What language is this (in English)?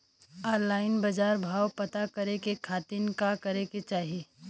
Bhojpuri